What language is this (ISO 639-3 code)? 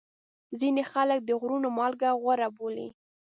pus